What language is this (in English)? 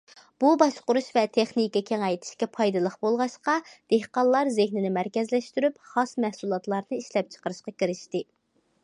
Uyghur